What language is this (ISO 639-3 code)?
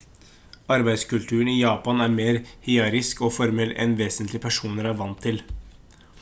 nob